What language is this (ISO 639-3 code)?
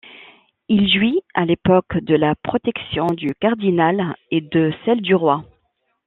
fra